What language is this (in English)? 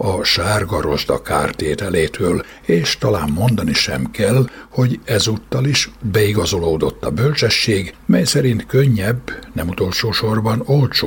Hungarian